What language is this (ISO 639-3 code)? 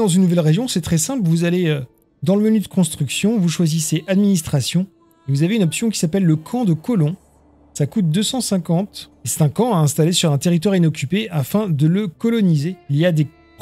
fra